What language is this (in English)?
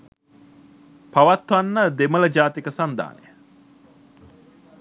Sinhala